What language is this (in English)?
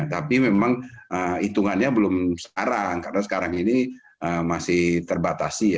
Indonesian